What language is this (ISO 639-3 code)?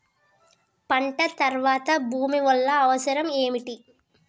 tel